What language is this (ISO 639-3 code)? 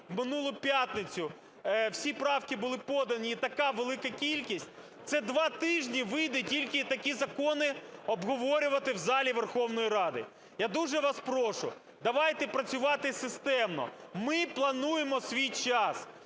ukr